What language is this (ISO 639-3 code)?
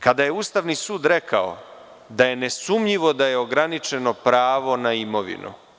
srp